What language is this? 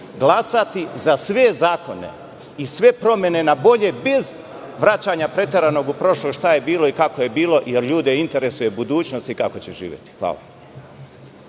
Serbian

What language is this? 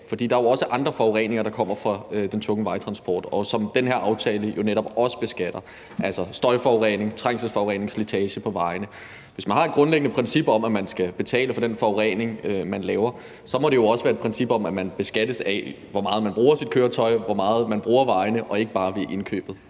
Danish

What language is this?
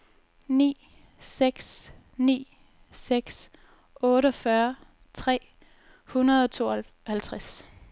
Danish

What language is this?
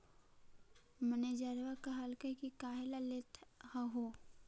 Magahi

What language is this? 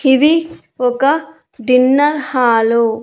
Telugu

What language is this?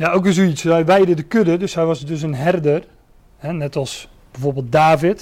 Dutch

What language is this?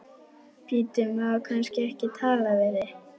Icelandic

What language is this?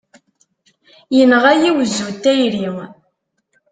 Kabyle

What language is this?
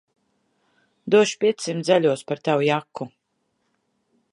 Latvian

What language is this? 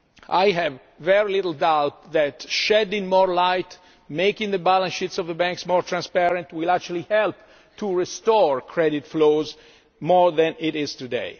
English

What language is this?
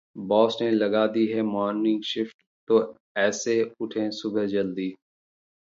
Hindi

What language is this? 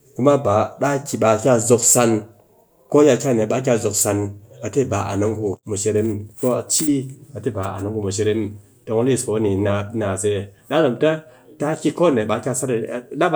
Cakfem-Mushere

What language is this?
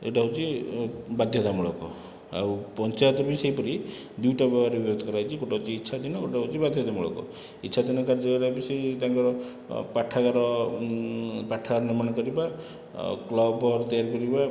Odia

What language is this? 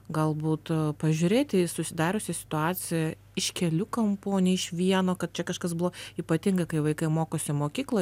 Lithuanian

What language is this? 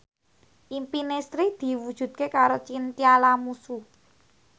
Javanese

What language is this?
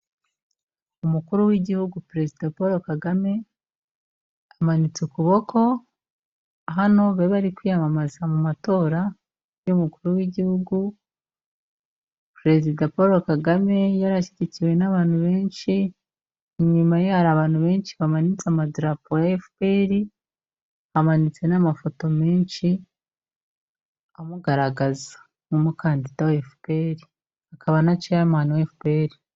Kinyarwanda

